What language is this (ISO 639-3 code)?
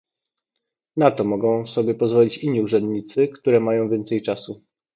pol